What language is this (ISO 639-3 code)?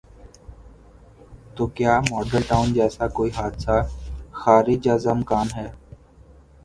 urd